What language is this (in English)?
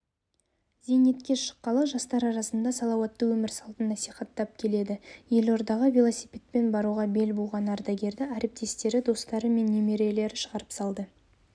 Kazakh